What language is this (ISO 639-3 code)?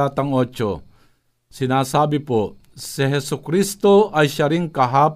fil